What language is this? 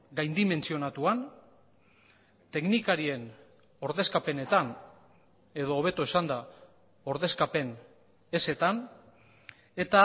Basque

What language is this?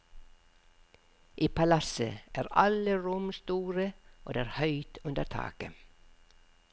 Norwegian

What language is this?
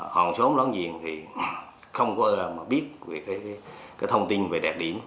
Vietnamese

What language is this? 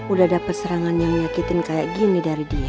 Indonesian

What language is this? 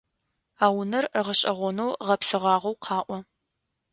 Adyghe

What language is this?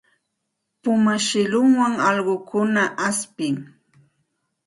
Santa Ana de Tusi Pasco Quechua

